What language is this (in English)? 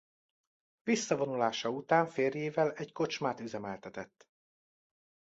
Hungarian